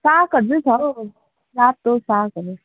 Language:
Nepali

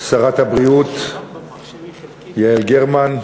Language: Hebrew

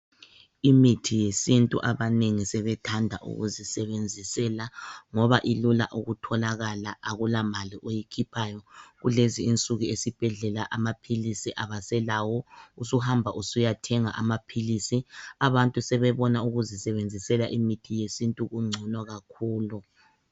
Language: North Ndebele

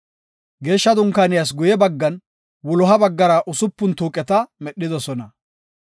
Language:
Gofa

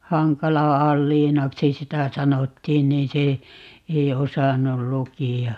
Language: Finnish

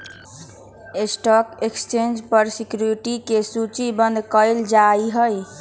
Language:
Magahi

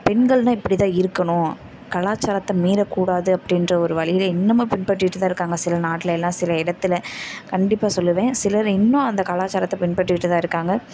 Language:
Tamil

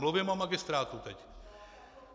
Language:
Czech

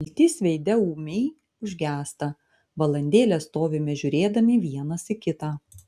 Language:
Lithuanian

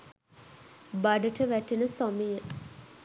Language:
Sinhala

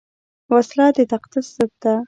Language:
Pashto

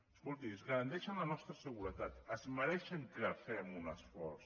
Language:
Catalan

